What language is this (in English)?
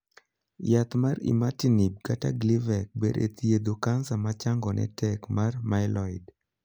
Luo (Kenya and Tanzania)